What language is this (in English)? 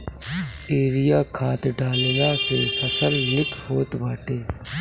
Bhojpuri